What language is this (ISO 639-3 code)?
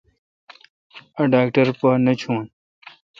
xka